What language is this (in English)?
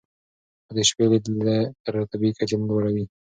Pashto